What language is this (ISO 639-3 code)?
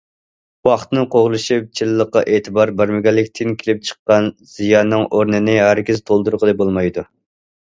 uig